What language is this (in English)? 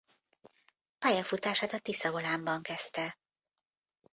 Hungarian